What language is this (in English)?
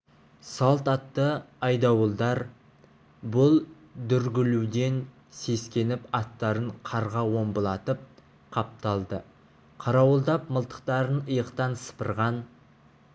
Kazakh